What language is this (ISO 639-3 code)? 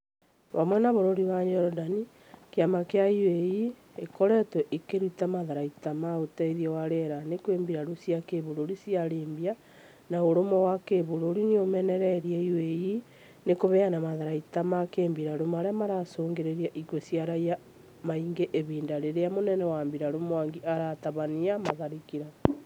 kik